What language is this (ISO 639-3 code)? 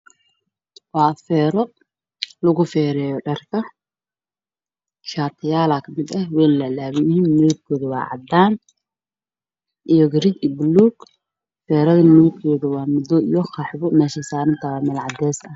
som